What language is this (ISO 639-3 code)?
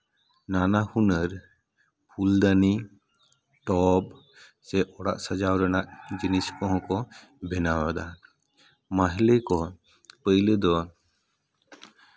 sat